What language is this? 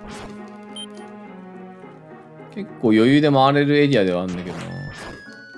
Japanese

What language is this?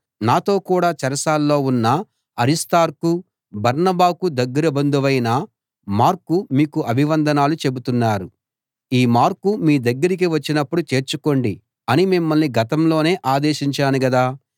Telugu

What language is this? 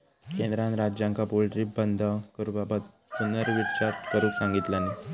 Marathi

